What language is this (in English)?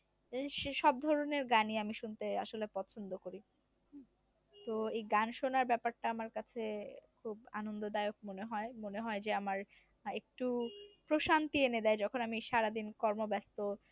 Bangla